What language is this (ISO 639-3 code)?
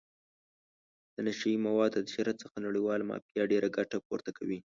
pus